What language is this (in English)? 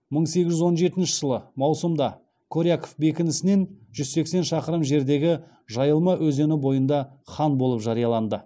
Kazakh